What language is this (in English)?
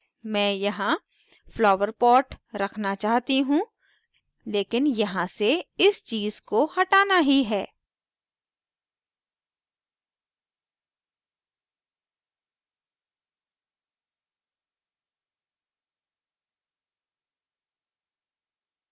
Hindi